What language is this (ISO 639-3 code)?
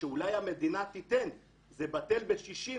heb